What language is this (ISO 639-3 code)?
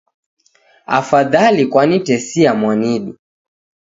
dav